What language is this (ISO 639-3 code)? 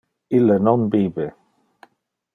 ina